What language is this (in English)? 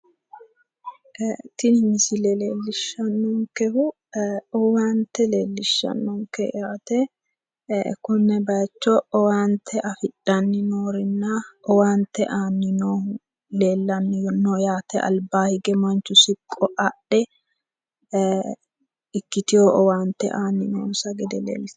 Sidamo